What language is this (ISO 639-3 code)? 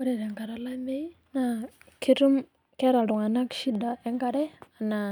mas